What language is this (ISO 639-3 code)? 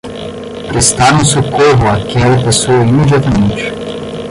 por